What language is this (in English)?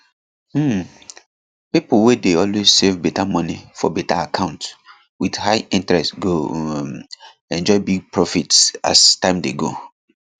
Nigerian Pidgin